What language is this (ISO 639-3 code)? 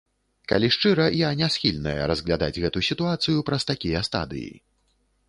bel